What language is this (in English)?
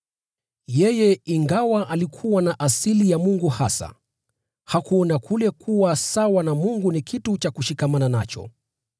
Swahili